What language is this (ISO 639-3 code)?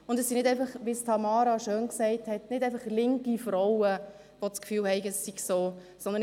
gsw